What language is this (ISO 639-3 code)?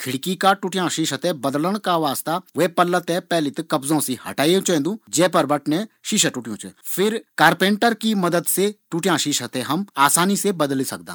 gbm